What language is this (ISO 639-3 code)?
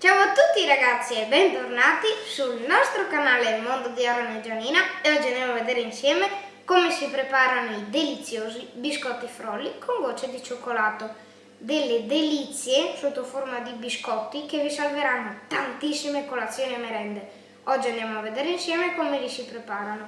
ita